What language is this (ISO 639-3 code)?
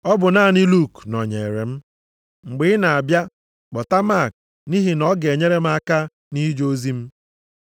ibo